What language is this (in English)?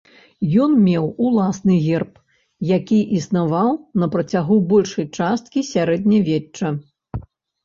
Belarusian